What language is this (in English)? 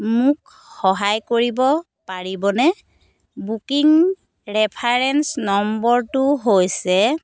Assamese